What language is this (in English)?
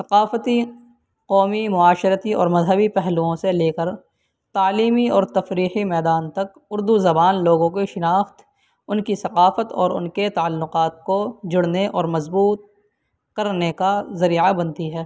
Urdu